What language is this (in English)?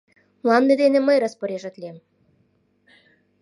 Mari